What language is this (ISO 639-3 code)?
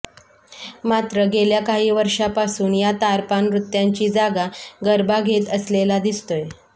mar